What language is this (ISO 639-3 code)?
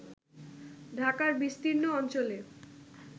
ben